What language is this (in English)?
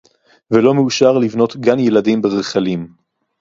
Hebrew